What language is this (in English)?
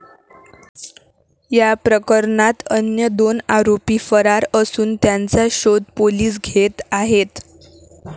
Marathi